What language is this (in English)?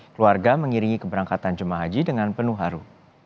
Indonesian